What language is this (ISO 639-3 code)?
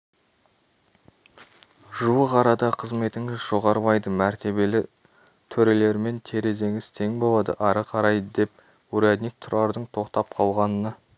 kaz